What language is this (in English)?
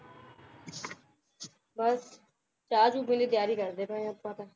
Punjabi